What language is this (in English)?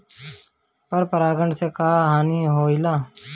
Bhojpuri